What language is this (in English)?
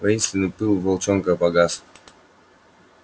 Russian